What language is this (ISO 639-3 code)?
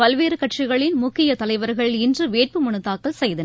tam